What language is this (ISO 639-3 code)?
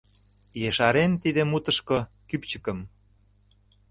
chm